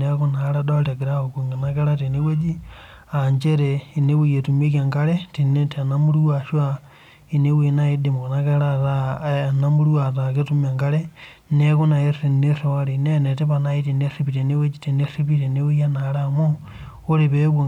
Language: Masai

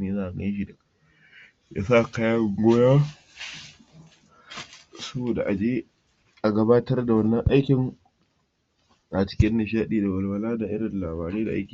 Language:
Hausa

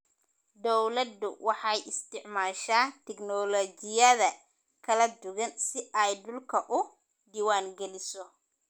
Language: Somali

